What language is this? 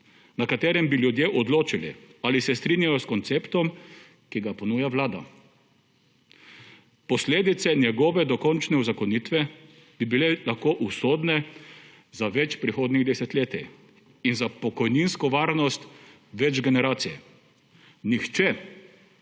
Slovenian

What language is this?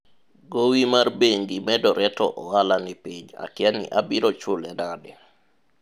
Luo (Kenya and Tanzania)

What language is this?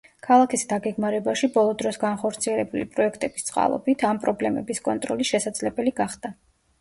Georgian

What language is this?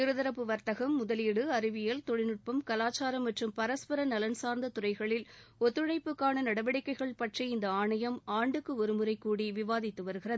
Tamil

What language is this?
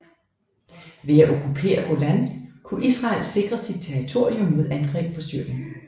Danish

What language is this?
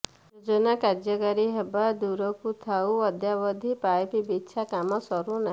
Odia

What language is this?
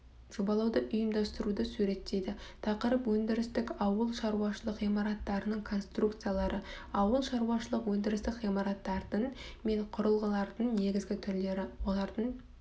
Kazakh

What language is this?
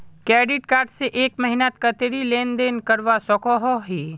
Magahi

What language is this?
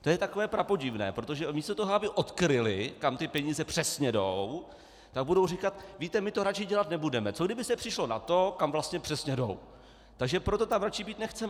Czech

